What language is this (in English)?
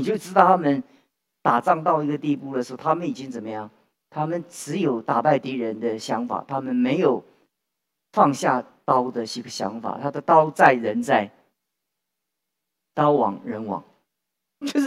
Chinese